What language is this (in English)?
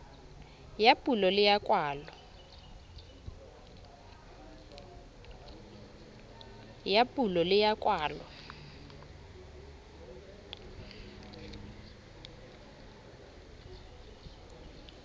Southern Sotho